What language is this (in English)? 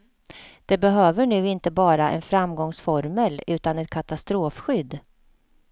Swedish